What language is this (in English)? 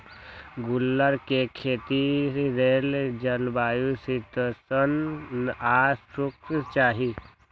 Magahi